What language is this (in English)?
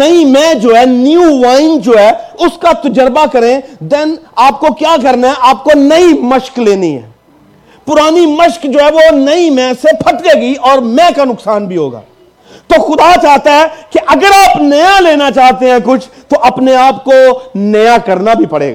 Urdu